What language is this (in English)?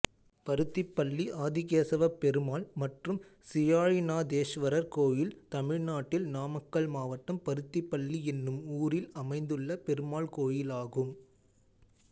Tamil